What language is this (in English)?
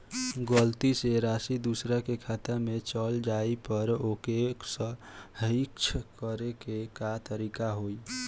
Bhojpuri